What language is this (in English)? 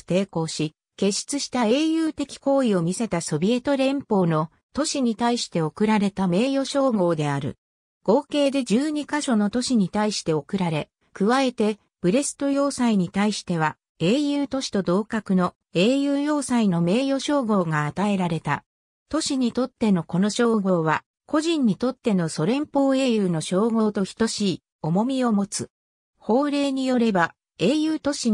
Japanese